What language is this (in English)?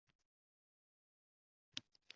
Uzbek